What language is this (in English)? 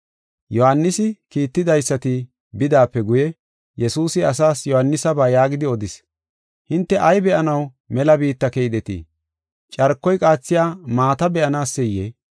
Gofa